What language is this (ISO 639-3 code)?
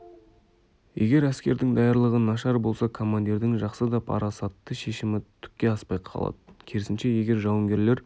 kaz